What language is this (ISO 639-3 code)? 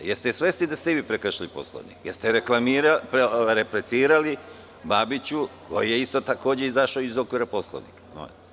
srp